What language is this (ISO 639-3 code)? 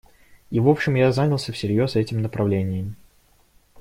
rus